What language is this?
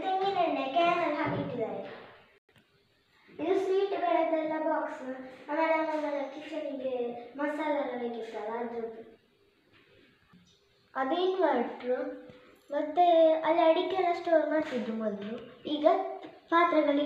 Italian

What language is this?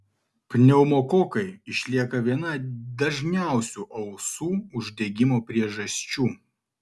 Lithuanian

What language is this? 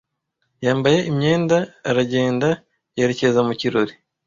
Kinyarwanda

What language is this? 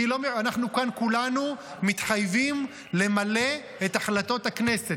Hebrew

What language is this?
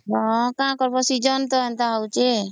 Odia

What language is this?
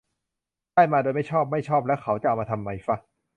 Thai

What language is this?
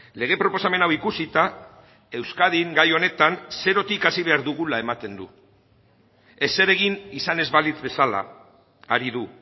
Basque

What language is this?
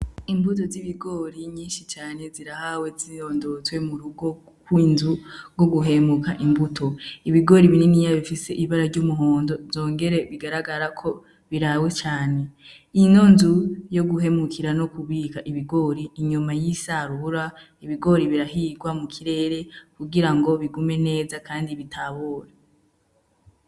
Rundi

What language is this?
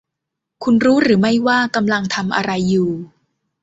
Thai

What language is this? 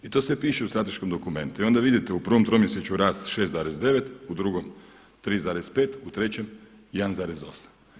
Croatian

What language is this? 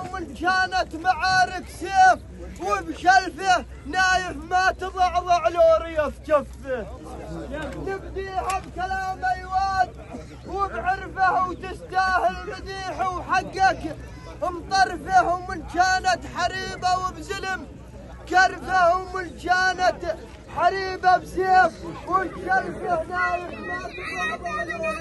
Arabic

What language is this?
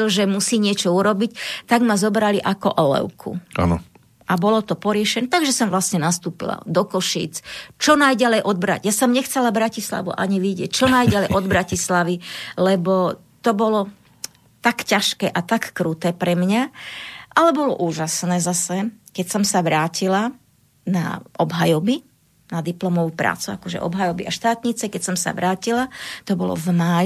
Slovak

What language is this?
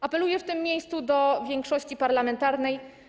Polish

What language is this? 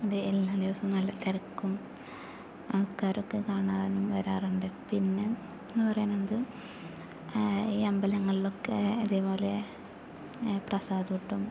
Malayalam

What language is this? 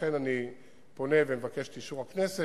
Hebrew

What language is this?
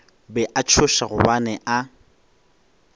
Northern Sotho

